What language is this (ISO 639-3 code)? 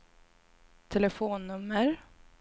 swe